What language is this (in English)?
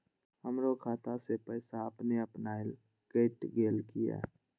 Maithili